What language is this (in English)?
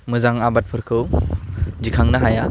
Bodo